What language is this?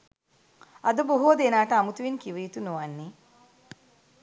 Sinhala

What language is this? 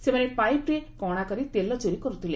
Odia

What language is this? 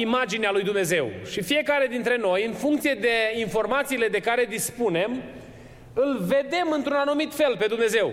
Romanian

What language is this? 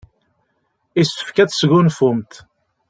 Kabyle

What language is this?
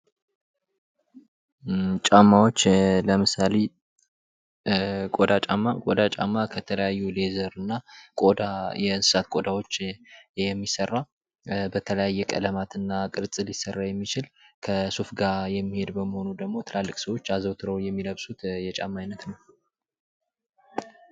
Amharic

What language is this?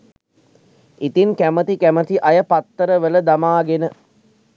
Sinhala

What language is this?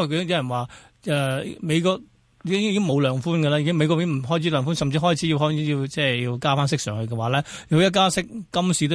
Chinese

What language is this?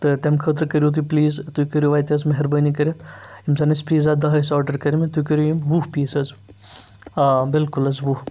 Kashmiri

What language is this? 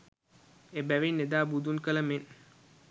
Sinhala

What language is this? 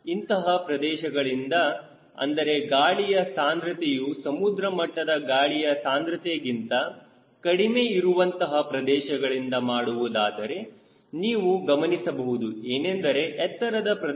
Kannada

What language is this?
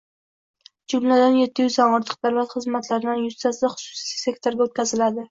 Uzbek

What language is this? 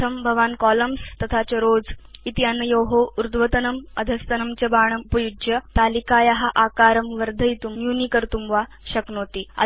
Sanskrit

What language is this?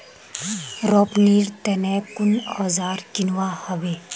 Magahi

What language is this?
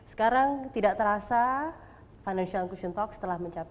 Indonesian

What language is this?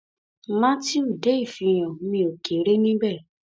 Yoruba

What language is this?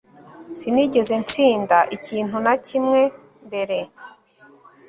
Kinyarwanda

